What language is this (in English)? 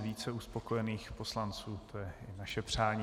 Czech